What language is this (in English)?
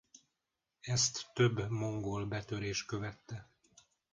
Hungarian